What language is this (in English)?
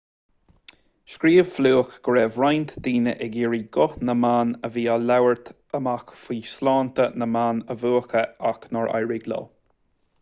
Irish